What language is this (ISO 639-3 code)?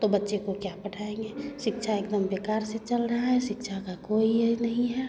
hin